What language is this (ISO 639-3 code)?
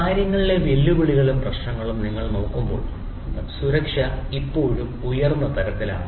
mal